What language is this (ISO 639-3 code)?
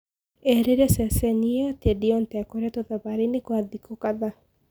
kik